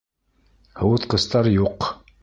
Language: Bashkir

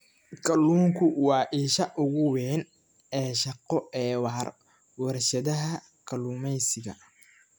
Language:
Somali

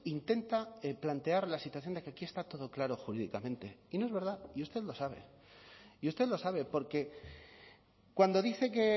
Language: Spanish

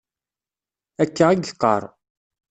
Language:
Kabyle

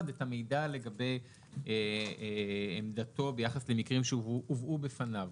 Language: Hebrew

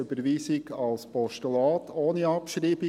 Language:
Swiss German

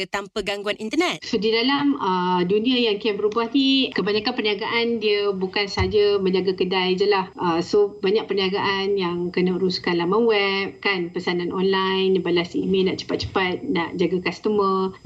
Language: Malay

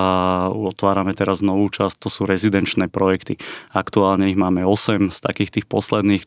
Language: Slovak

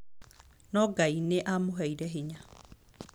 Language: Kikuyu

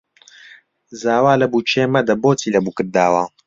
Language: Central Kurdish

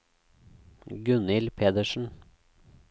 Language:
Norwegian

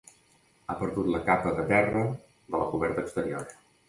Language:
Catalan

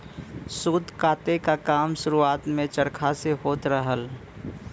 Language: Bhojpuri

